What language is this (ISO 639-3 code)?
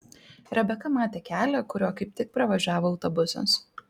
lit